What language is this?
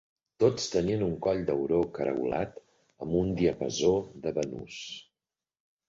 Catalan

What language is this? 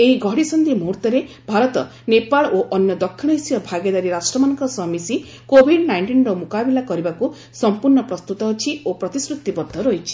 Odia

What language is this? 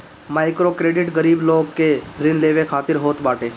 Bhojpuri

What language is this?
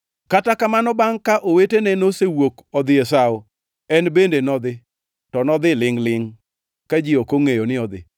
Luo (Kenya and Tanzania)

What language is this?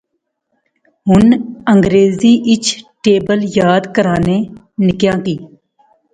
Pahari-Potwari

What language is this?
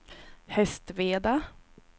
Swedish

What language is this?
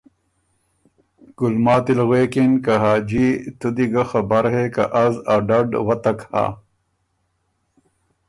Ormuri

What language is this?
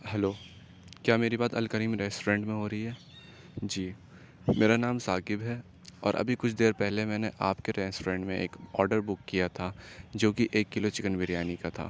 Urdu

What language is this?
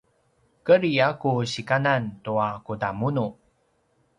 Paiwan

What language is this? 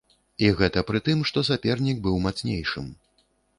Belarusian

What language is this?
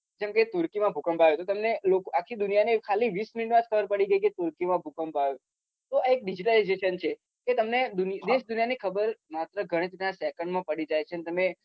Gujarati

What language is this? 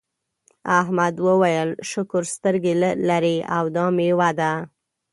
Pashto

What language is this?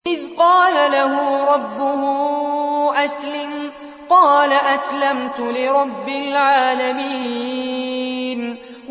Arabic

